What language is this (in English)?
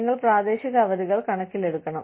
Malayalam